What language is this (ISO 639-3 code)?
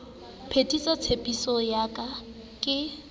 sot